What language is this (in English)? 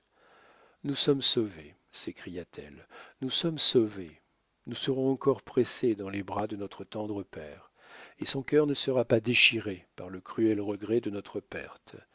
French